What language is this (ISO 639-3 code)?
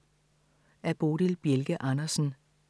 dan